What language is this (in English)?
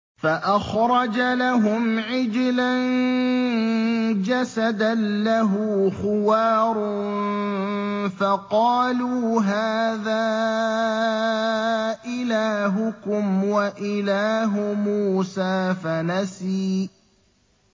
Arabic